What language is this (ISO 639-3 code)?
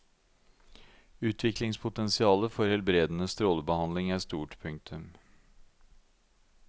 nor